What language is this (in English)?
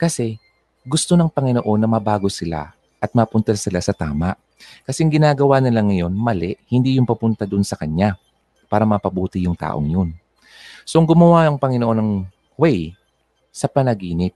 Filipino